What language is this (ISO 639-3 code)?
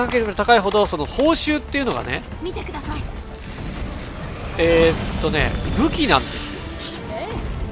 jpn